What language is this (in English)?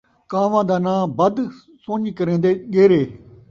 Saraiki